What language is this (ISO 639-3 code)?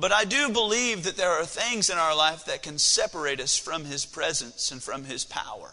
eng